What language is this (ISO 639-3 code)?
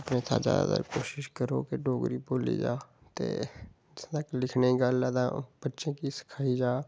doi